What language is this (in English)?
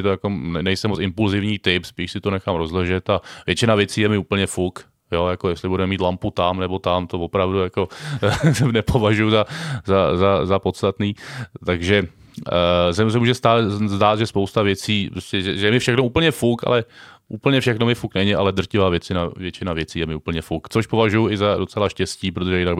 Czech